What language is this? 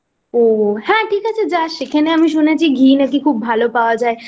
Bangla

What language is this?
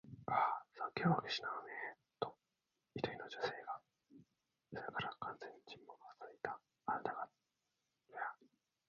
Japanese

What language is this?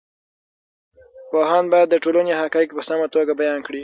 Pashto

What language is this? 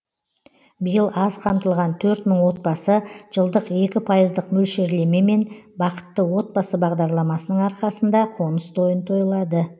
Kazakh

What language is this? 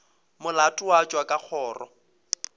Northern Sotho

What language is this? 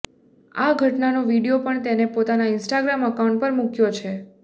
Gujarati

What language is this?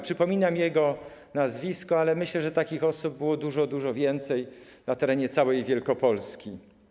Polish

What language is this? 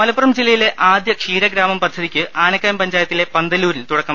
Malayalam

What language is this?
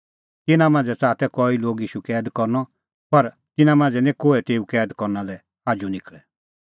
Kullu Pahari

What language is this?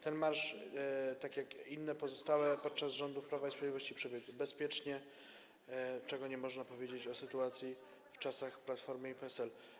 Polish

